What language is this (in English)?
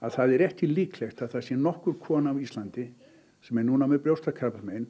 Icelandic